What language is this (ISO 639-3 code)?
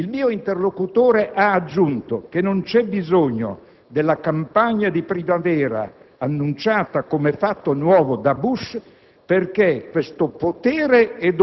ita